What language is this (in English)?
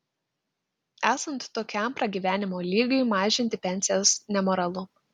Lithuanian